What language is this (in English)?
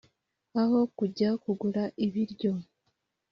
Kinyarwanda